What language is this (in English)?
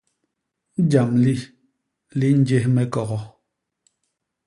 Basaa